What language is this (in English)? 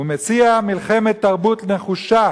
Hebrew